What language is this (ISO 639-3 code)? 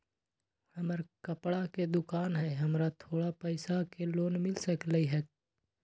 mag